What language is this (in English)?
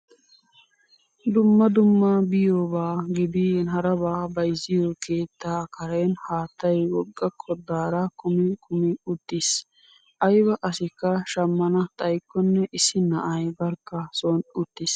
Wolaytta